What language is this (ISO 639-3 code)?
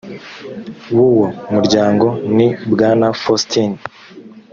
kin